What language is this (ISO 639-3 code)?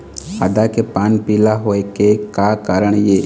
hne